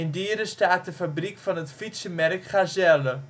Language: Dutch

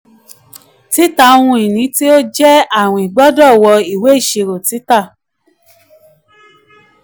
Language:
Yoruba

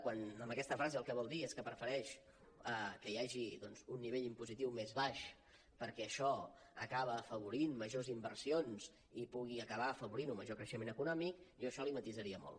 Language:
Catalan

